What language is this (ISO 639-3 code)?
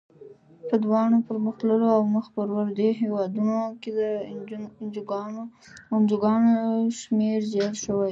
pus